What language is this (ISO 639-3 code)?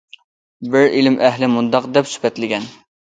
uig